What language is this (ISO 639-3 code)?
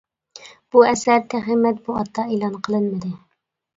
uig